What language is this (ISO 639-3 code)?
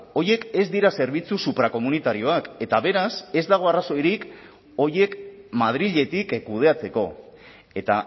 eus